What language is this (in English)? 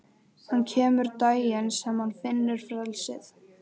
Icelandic